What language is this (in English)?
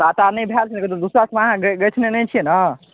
Maithili